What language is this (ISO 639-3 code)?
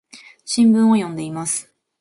jpn